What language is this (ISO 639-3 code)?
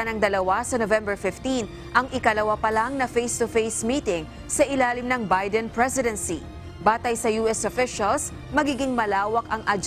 fil